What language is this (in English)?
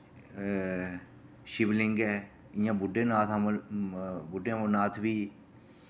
Dogri